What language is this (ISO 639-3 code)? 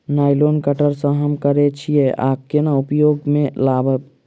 mai